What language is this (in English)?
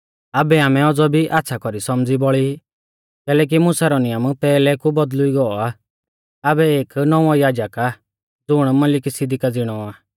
Mahasu Pahari